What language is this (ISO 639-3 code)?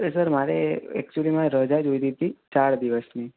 guj